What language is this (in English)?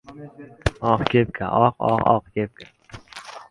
Uzbek